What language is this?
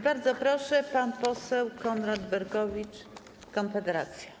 Polish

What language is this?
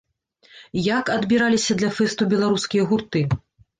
Belarusian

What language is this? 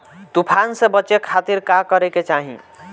Bhojpuri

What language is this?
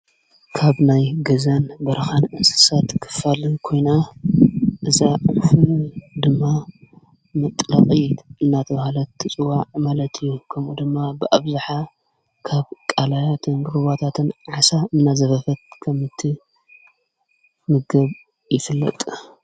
Tigrinya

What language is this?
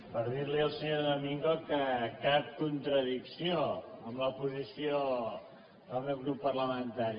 Catalan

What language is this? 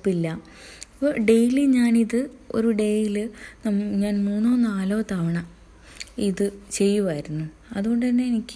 Malayalam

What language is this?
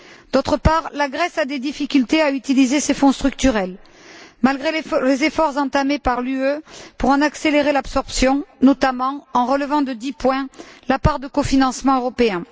French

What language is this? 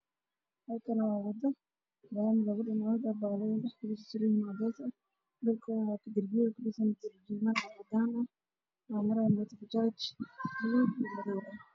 Somali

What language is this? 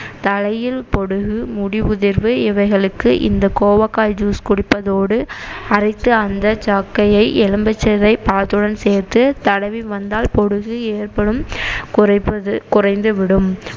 Tamil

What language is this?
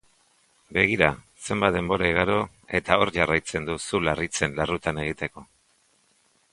Basque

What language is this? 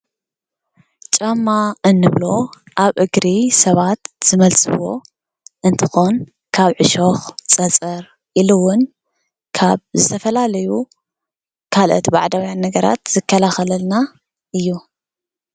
Tigrinya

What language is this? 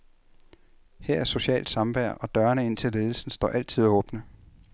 Danish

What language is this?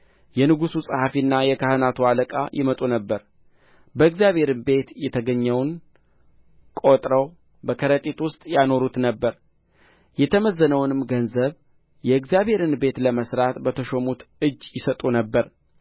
Amharic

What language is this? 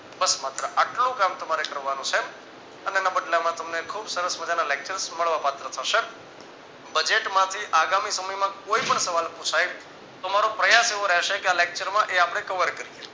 Gujarati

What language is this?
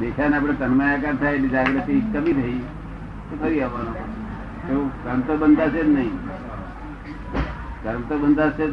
Gujarati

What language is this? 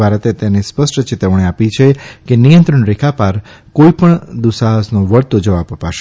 Gujarati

